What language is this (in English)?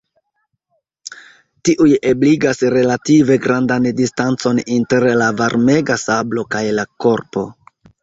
Esperanto